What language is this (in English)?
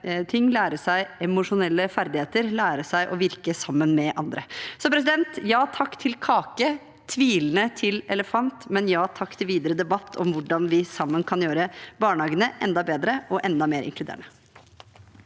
Norwegian